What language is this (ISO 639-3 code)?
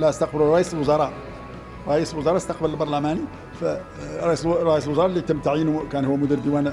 ara